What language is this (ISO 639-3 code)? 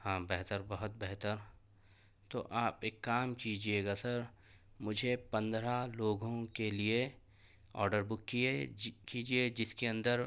urd